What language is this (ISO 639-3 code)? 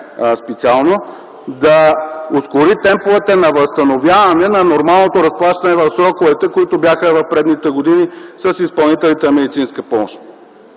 bul